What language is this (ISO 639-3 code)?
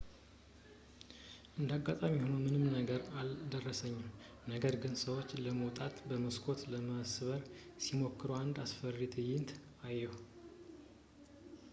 amh